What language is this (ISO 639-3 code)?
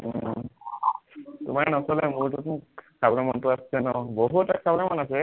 asm